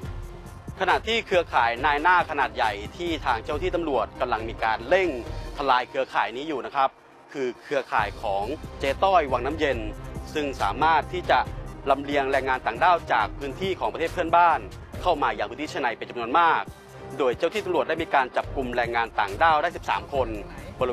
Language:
Thai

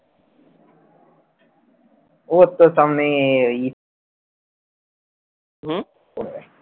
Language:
Bangla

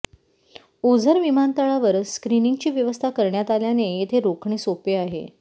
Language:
Marathi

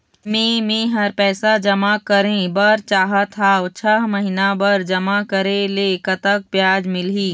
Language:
Chhattisgarhi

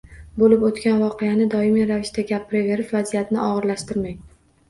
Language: Uzbek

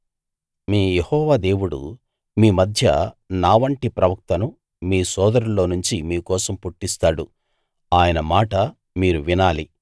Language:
Telugu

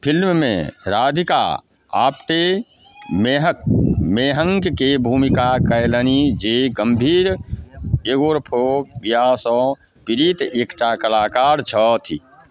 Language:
Maithili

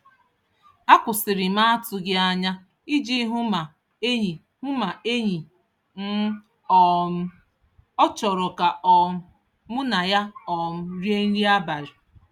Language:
Igbo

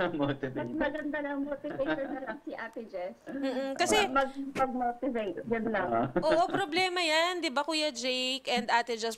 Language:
Filipino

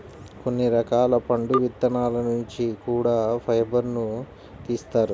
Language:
Telugu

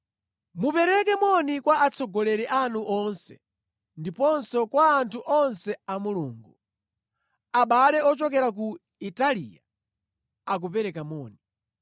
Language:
Nyanja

